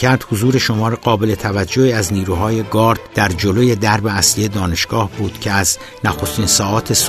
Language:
Persian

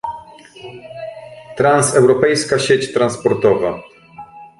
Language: Polish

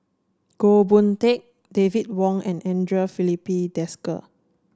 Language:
English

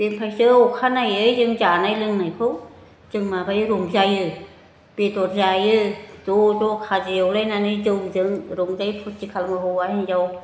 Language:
Bodo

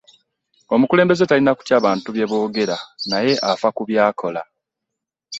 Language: Ganda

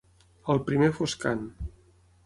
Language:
Catalan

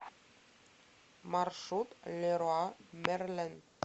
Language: Russian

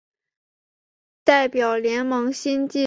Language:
Chinese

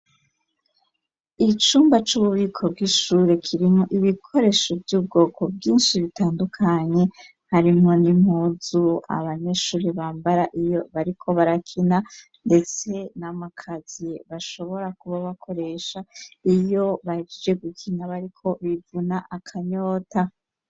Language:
Rundi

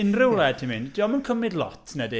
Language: Welsh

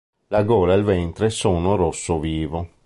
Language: Italian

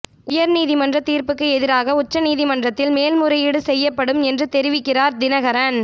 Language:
Tamil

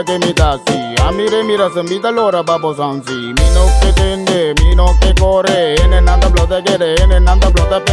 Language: Romanian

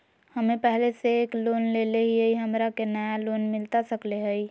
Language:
Magahi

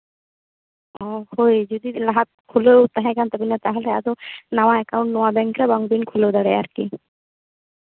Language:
Santali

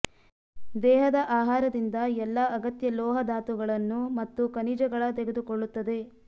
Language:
Kannada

